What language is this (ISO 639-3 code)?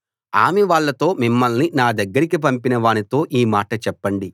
tel